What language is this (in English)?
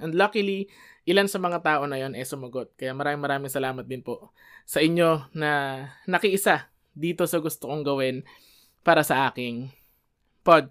Filipino